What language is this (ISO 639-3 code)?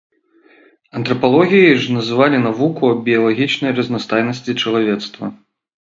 bel